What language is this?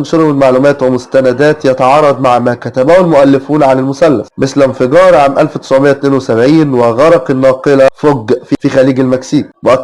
Arabic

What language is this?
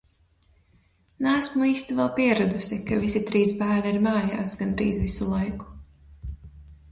Latvian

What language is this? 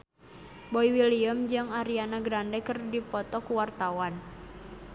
Sundanese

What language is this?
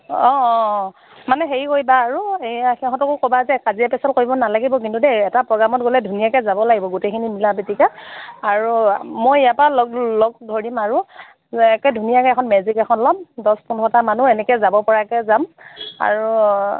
Assamese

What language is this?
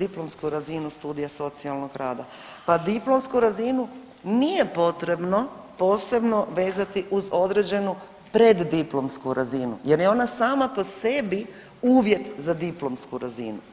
Croatian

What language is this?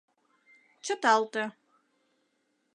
Mari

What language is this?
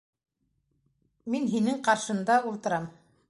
Bashkir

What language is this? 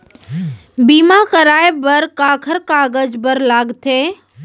Chhattisgarhi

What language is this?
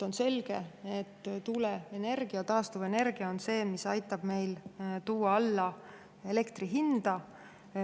Estonian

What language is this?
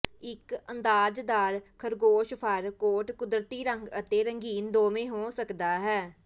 Punjabi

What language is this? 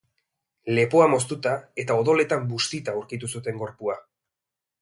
Basque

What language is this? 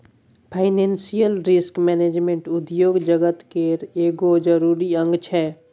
Maithili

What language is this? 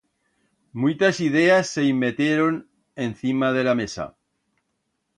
Aragonese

